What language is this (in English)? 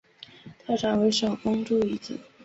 Chinese